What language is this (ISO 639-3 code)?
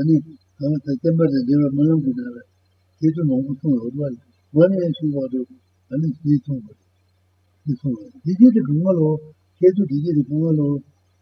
ita